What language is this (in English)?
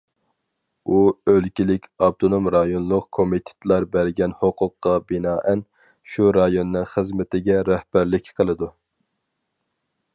Uyghur